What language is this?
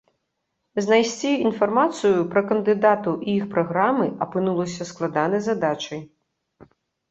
Belarusian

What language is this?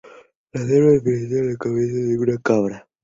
Spanish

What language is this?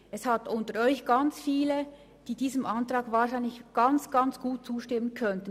Swiss German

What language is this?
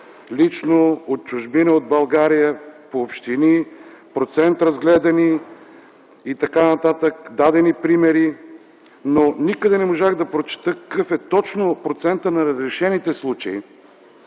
Bulgarian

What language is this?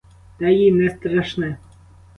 Ukrainian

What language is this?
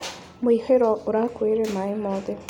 Kikuyu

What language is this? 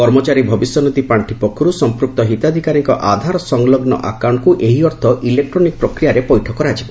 Odia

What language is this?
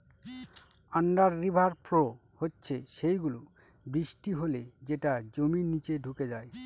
Bangla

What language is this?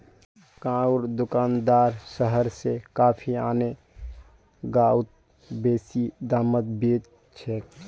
Magahi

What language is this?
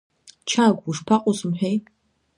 Abkhazian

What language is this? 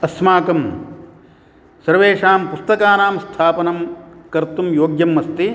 Sanskrit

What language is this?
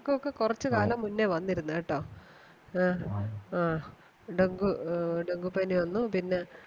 Malayalam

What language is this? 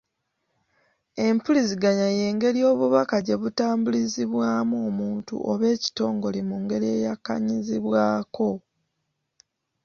Ganda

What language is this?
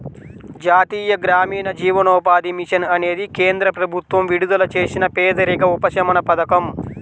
Telugu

